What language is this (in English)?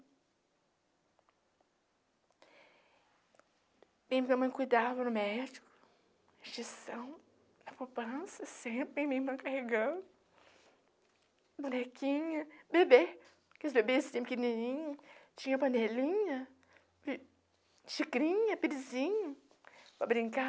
Portuguese